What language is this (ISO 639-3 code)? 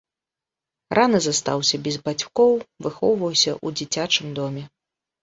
bel